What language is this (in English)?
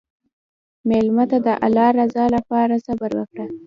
Pashto